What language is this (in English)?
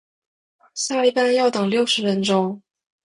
Chinese